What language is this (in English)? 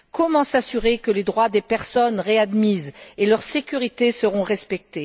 French